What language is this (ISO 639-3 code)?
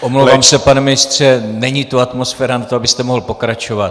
ces